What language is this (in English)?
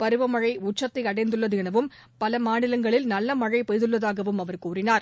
Tamil